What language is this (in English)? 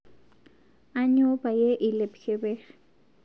Masai